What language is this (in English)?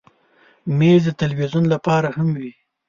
Pashto